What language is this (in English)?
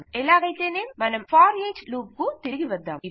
Telugu